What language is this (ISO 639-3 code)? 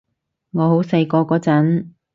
yue